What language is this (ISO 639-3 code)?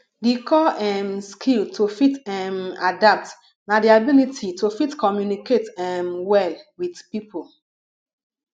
pcm